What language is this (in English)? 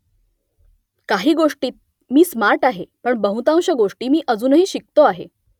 Marathi